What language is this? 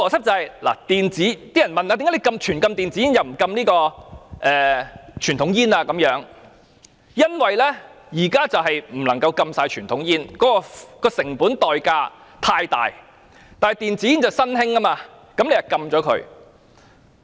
Cantonese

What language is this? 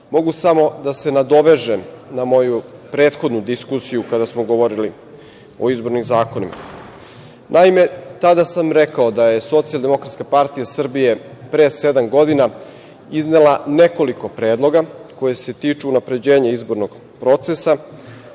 Serbian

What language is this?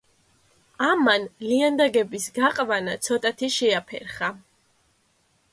Georgian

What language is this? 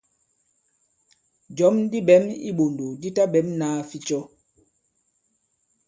Bankon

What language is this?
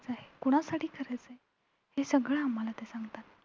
Marathi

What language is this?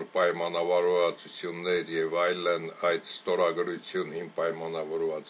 Romanian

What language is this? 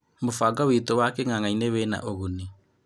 Kikuyu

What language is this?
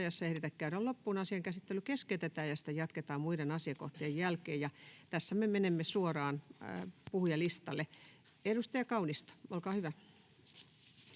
Finnish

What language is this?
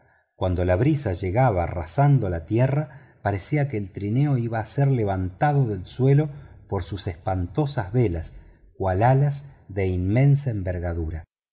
Spanish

